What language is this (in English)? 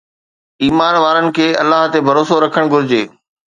Sindhi